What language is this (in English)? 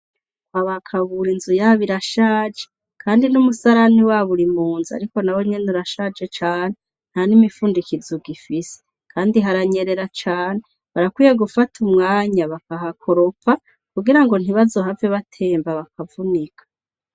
Rundi